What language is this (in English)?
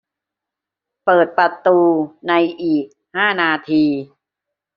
Thai